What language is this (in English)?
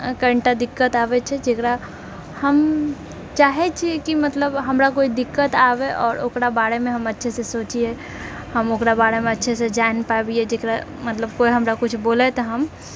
Maithili